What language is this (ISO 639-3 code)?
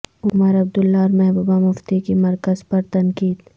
urd